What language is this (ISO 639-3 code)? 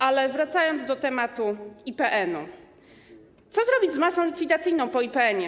pol